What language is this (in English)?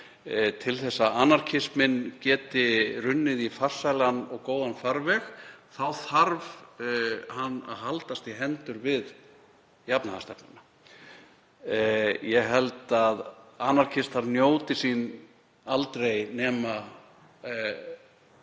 Icelandic